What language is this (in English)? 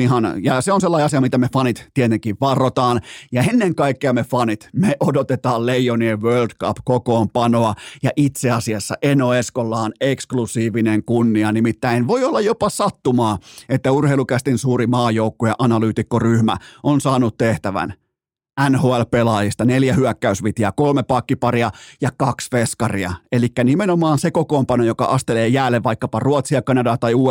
Finnish